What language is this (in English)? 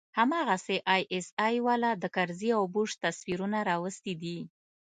Pashto